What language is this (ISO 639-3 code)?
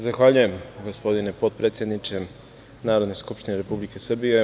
srp